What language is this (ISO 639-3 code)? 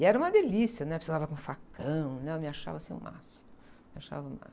por